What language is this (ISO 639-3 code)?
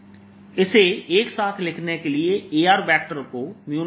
hin